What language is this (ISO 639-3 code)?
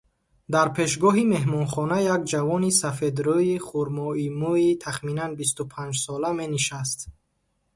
tgk